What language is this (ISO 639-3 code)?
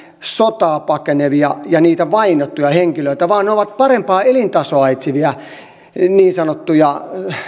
fin